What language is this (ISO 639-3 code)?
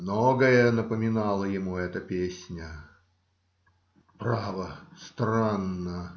rus